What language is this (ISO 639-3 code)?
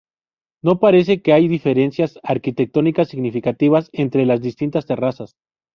spa